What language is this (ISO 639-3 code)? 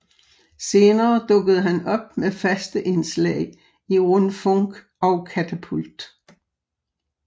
dan